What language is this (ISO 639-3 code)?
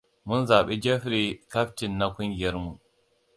hau